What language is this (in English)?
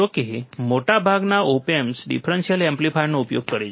Gujarati